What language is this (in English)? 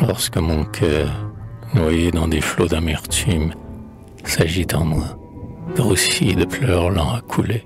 French